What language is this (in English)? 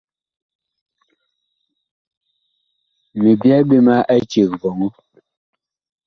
Bakoko